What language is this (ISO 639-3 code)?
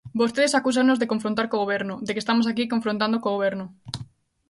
glg